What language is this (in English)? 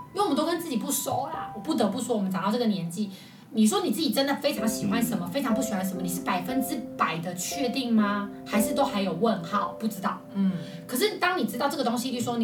Chinese